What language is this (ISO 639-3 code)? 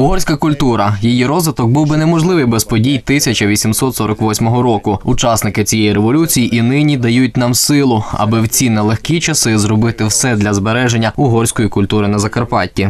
ukr